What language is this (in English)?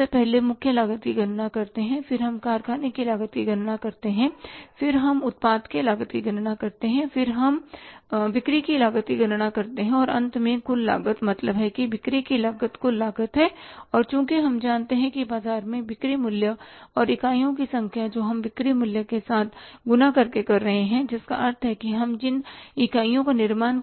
Hindi